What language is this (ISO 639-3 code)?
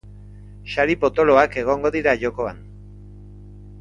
eus